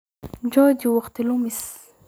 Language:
Somali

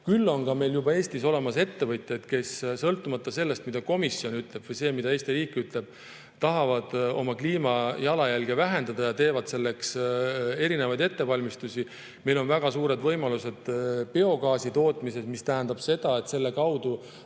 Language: Estonian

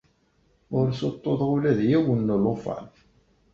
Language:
Kabyle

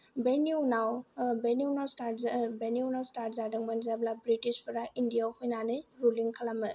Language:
Bodo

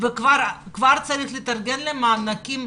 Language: Hebrew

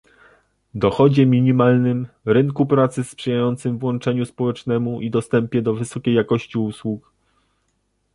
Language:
Polish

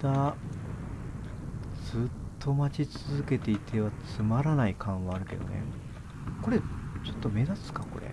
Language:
Japanese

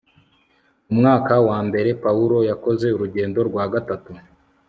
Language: Kinyarwanda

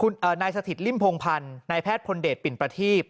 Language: Thai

